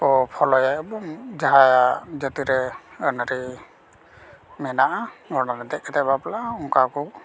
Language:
Santali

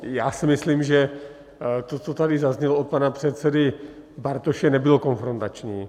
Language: Czech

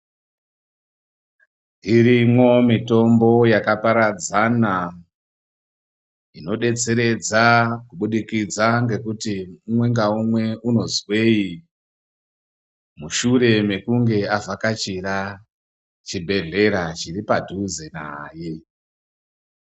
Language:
Ndau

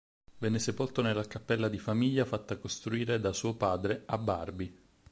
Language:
Italian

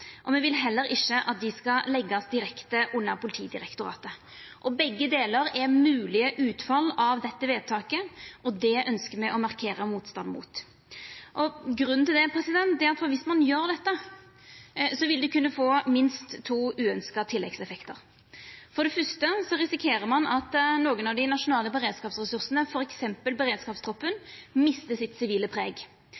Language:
Norwegian Nynorsk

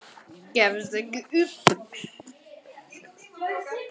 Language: Icelandic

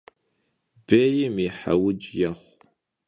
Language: Kabardian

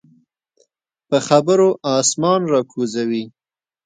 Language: Pashto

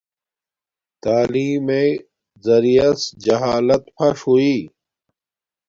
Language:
Domaaki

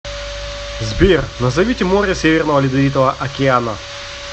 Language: Russian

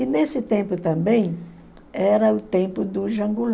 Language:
Portuguese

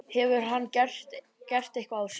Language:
Icelandic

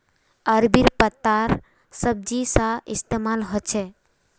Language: Magahi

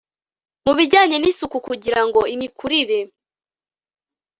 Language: Kinyarwanda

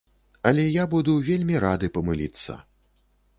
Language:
Belarusian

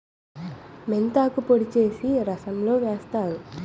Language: Telugu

